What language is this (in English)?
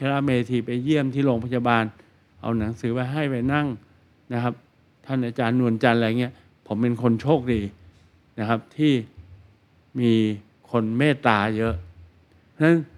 Thai